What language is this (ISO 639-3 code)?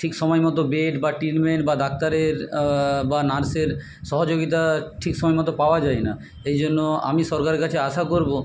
ben